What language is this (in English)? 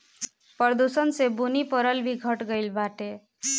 Bhojpuri